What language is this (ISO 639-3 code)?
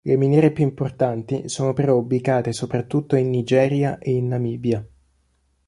ita